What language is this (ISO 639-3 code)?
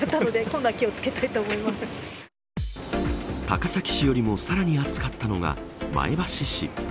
jpn